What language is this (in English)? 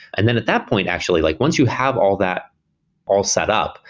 English